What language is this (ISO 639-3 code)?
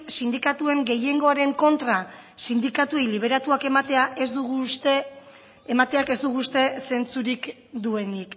eus